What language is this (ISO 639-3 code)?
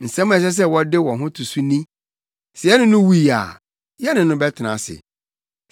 aka